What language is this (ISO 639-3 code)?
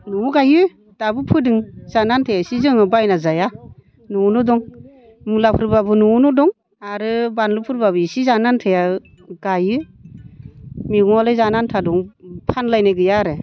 brx